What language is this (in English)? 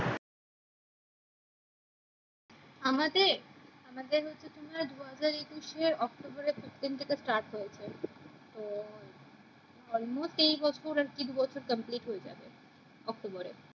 Bangla